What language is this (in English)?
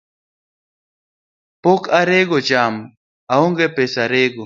Luo (Kenya and Tanzania)